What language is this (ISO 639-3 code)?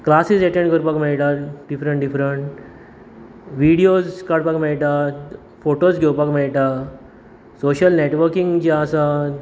kok